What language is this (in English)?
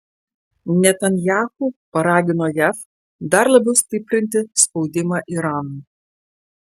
Lithuanian